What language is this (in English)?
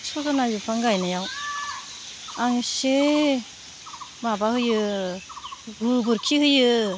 Bodo